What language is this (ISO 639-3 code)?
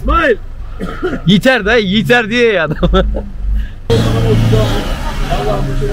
tur